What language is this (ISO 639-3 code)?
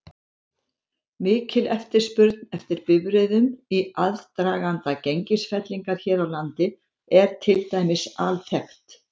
isl